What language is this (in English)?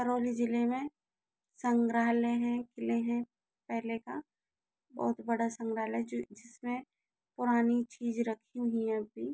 Hindi